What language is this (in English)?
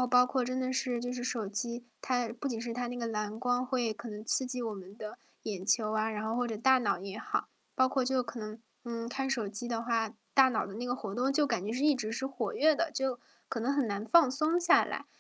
Chinese